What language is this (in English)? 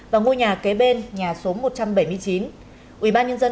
Vietnamese